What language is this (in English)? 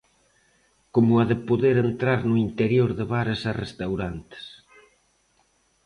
Galician